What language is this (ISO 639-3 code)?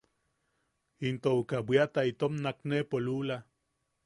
yaq